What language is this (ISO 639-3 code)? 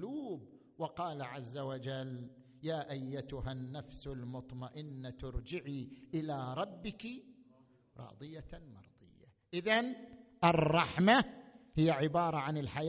ara